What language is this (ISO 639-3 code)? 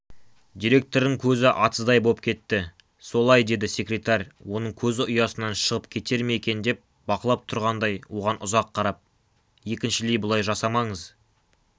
kaz